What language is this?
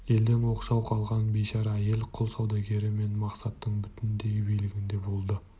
Kazakh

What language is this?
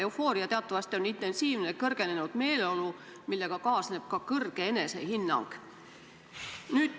Estonian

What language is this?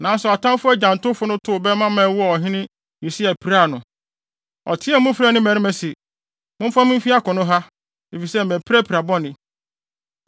Akan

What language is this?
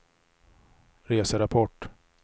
Swedish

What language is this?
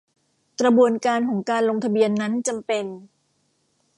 Thai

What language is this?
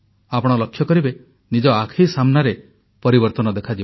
Odia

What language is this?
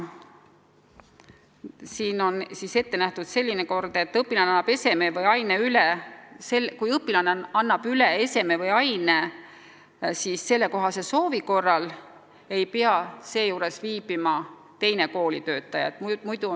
Estonian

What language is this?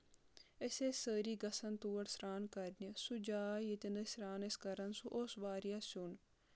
Kashmiri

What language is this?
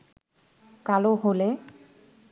Bangla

